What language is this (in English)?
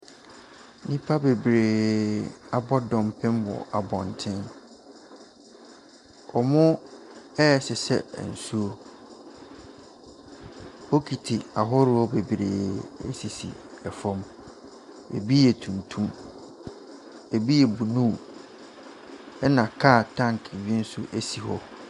Akan